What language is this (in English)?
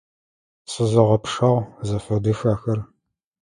Adyghe